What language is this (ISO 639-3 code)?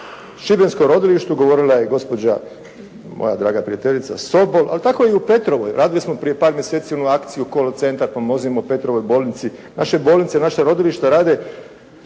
hrv